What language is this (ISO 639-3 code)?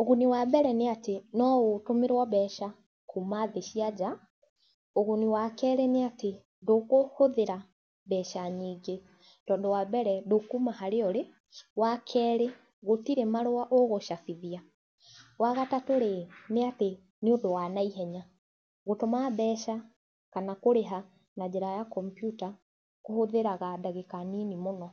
kik